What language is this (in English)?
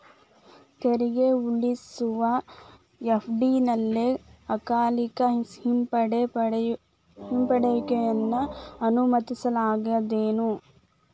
Kannada